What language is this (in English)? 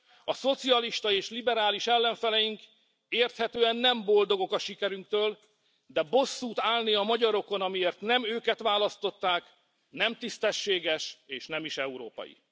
Hungarian